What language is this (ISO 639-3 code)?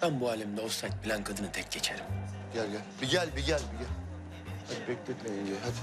tur